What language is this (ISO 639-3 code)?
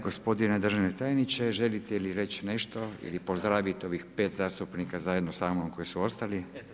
hrv